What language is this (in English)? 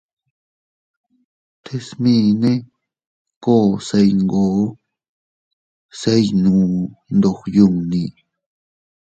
Teutila Cuicatec